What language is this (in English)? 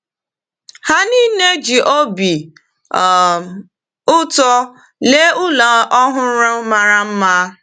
Igbo